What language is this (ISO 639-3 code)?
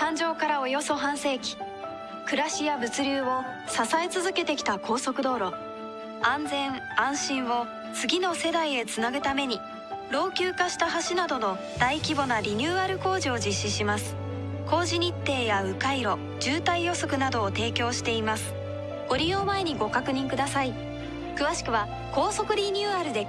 jpn